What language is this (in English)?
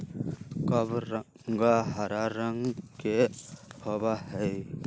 Magahi